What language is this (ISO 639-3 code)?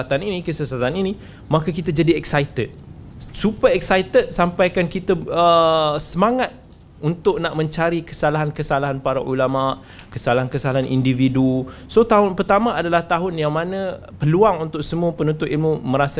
msa